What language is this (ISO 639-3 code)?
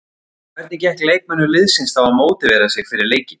isl